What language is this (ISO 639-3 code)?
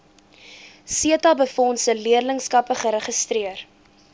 afr